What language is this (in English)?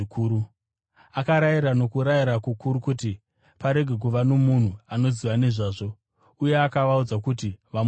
Shona